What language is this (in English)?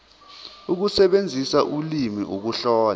Zulu